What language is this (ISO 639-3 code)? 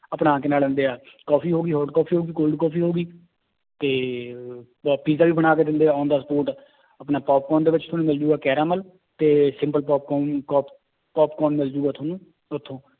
pan